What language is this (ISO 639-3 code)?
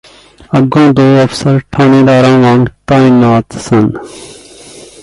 pan